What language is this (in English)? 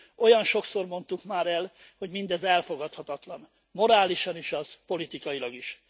Hungarian